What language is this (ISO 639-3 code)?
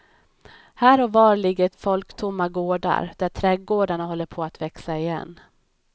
swe